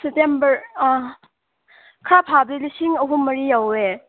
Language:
Manipuri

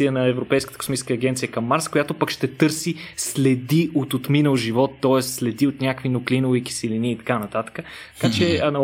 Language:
Bulgarian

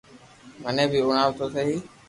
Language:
Loarki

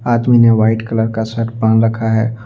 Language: Hindi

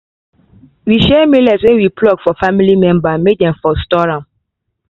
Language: Nigerian Pidgin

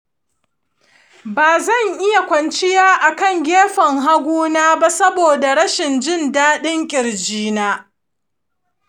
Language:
Hausa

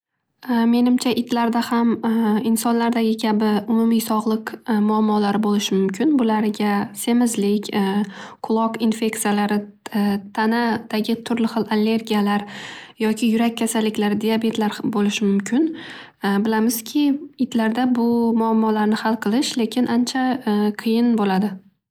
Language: Uzbek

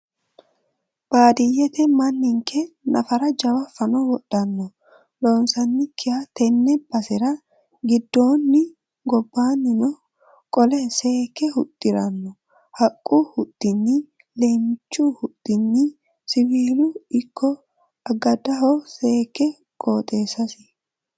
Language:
Sidamo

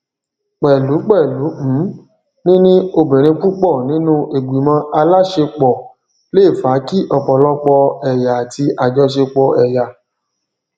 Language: Yoruba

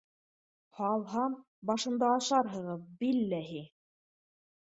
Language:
Bashkir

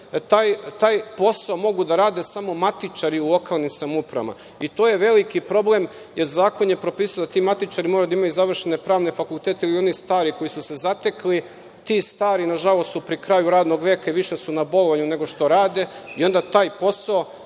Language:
Serbian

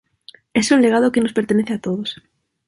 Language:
Spanish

